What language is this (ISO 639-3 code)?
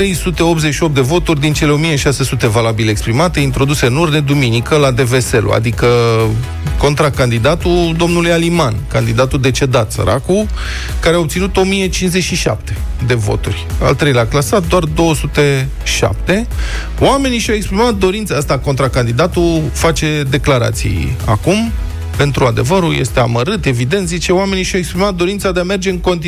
ron